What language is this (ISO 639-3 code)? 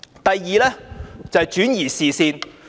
yue